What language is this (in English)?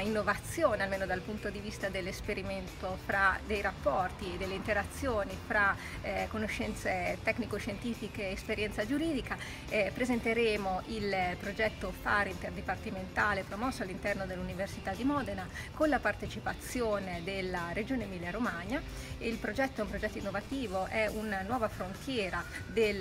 Italian